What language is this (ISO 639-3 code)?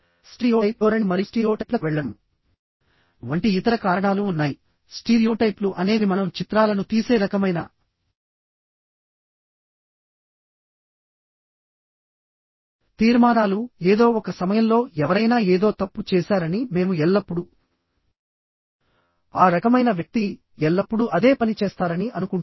tel